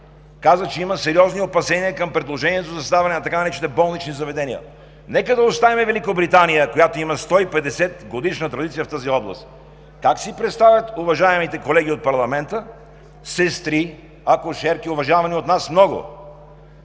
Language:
Bulgarian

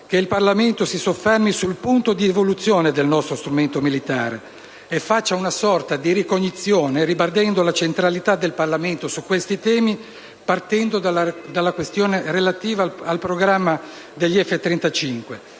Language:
Italian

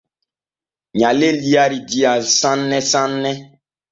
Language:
Borgu Fulfulde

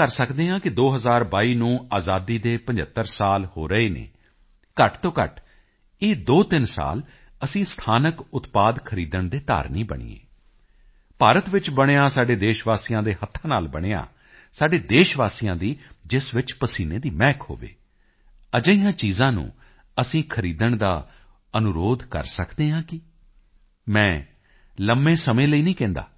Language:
Punjabi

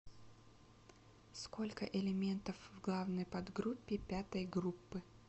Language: Russian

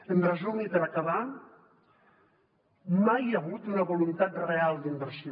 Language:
Catalan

